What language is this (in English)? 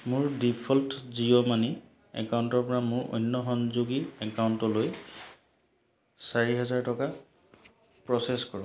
Assamese